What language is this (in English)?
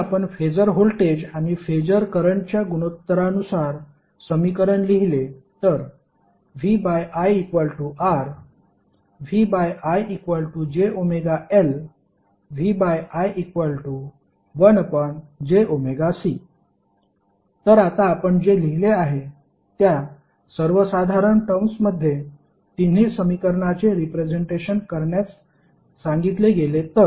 Marathi